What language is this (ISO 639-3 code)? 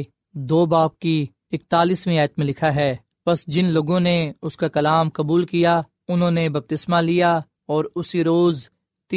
urd